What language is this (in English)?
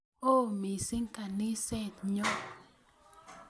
Kalenjin